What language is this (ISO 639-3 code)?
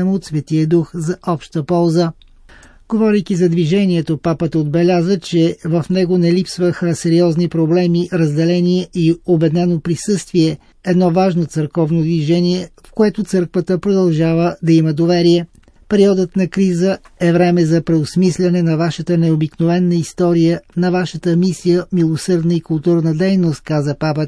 bul